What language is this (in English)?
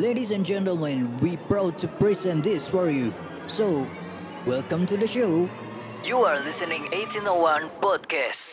Indonesian